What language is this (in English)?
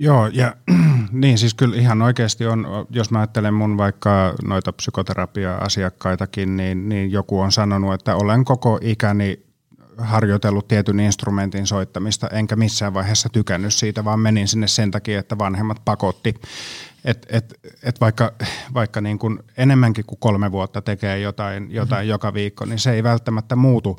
Finnish